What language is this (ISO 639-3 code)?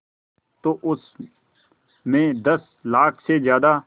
hin